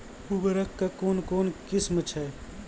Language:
Maithili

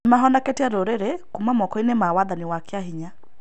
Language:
Kikuyu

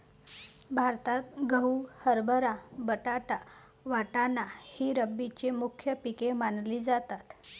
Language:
Marathi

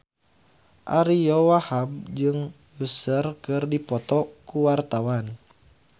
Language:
Sundanese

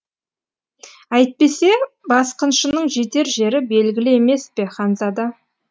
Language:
Kazakh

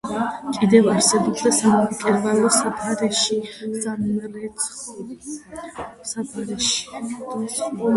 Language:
Georgian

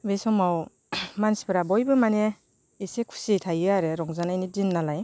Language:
Bodo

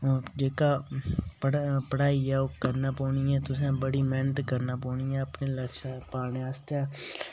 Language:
Dogri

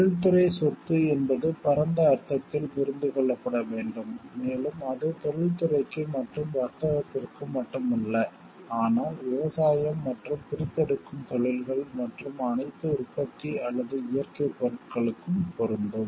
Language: Tamil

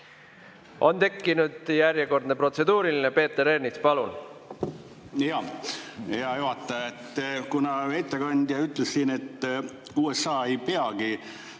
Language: Estonian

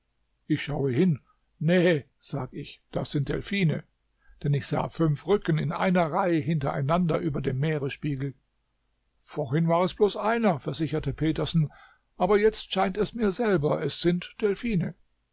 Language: German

